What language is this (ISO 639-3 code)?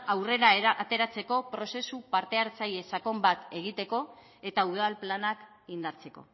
eus